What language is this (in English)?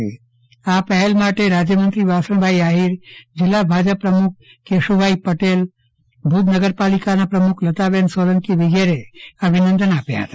Gujarati